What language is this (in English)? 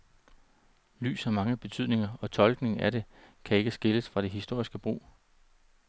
Danish